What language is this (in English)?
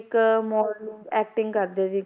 Punjabi